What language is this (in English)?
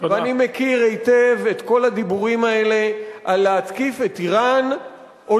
Hebrew